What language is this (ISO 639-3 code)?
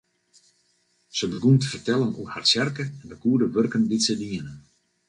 fry